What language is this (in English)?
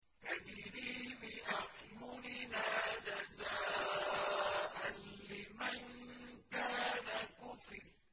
Arabic